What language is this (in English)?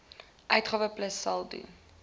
Afrikaans